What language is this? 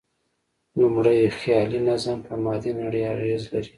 Pashto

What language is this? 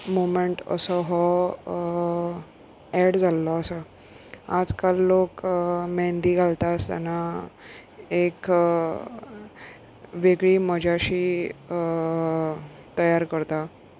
Konkani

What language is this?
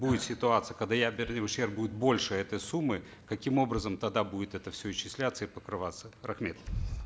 Kazakh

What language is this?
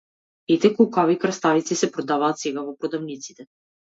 Macedonian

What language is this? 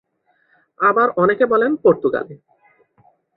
Bangla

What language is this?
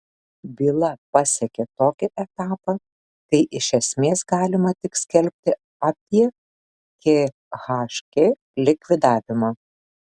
Lithuanian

